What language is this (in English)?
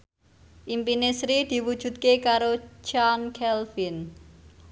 Javanese